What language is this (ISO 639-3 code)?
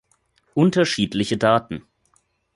deu